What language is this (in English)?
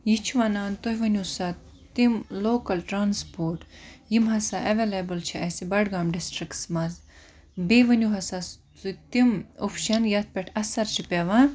Kashmiri